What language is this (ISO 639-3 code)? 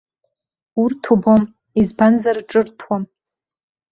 abk